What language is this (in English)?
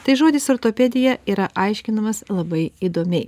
Lithuanian